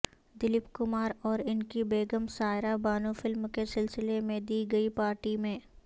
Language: Urdu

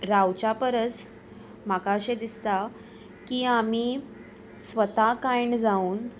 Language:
Konkani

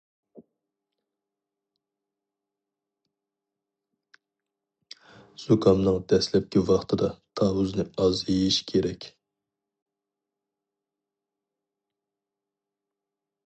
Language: Uyghur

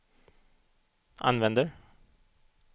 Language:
Swedish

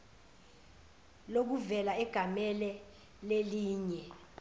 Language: Zulu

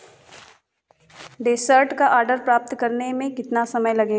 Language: Hindi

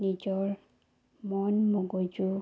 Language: Assamese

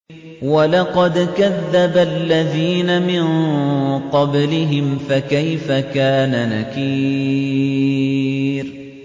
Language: Arabic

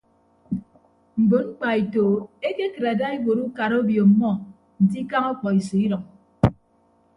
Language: Ibibio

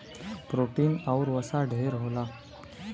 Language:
Bhojpuri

